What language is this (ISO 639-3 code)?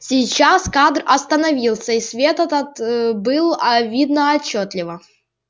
rus